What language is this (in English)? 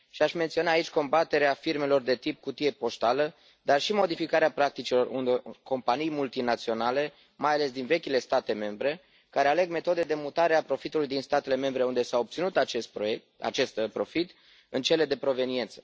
Romanian